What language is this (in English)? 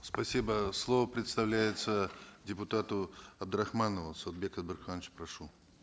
Kazakh